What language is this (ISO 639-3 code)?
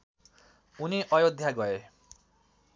nep